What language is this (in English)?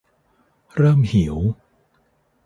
Thai